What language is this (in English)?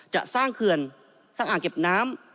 Thai